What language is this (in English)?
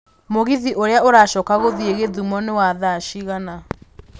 Kikuyu